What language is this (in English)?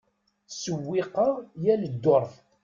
Kabyle